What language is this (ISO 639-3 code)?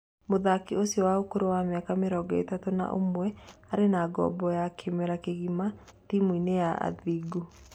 kik